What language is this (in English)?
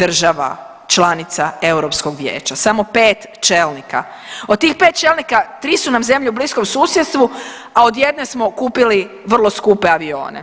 Croatian